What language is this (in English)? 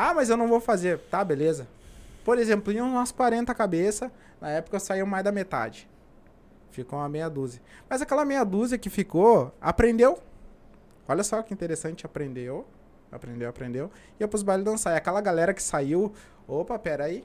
Portuguese